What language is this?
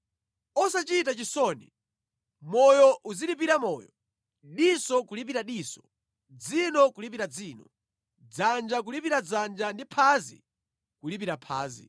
Nyanja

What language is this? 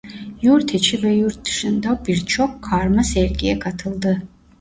Turkish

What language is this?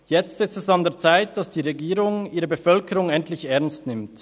Swiss German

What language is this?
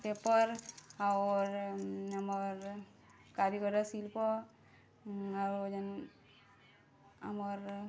Odia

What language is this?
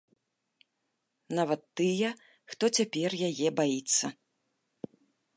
Belarusian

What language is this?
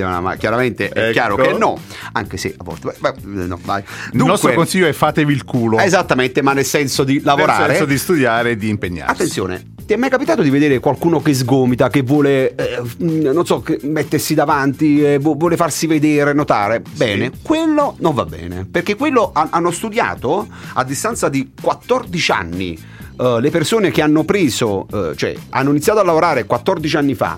Italian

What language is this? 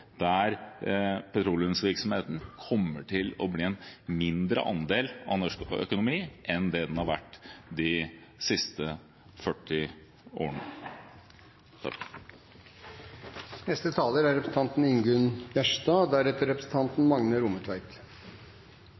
Norwegian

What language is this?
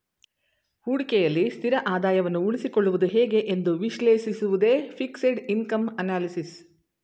Kannada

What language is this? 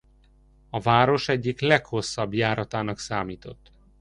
Hungarian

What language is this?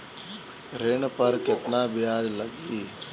Bhojpuri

